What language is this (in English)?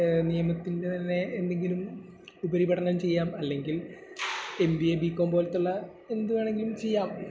Malayalam